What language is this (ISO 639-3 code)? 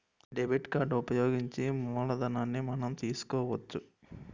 tel